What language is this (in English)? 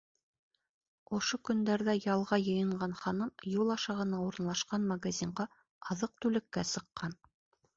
Bashkir